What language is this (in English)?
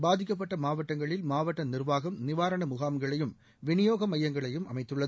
Tamil